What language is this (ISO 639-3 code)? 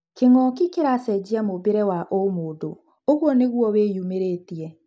kik